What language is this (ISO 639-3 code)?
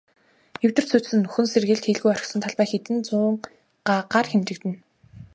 mon